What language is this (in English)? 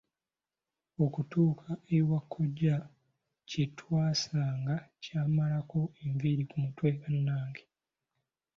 Ganda